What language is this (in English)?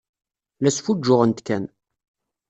Kabyle